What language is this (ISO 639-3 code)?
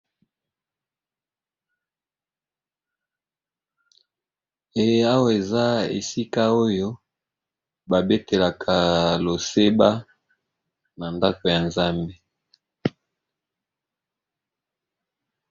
lin